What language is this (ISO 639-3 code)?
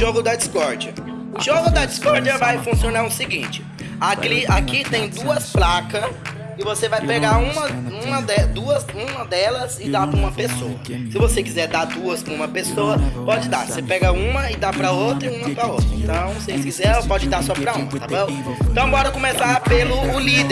por